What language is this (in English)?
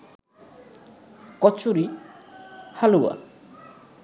Bangla